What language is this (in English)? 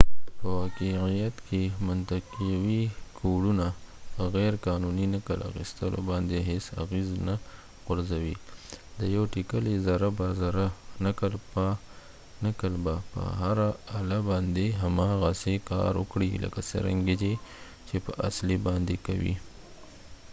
Pashto